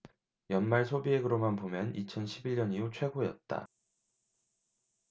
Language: Korean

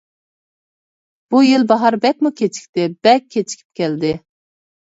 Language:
Uyghur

